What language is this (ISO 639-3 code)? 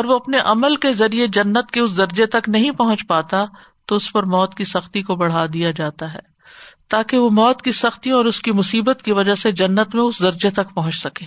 urd